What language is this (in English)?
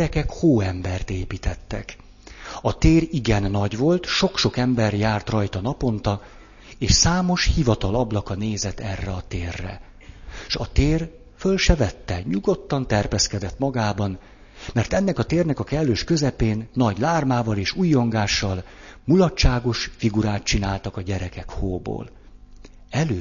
Hungarian